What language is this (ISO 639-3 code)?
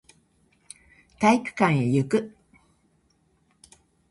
jpn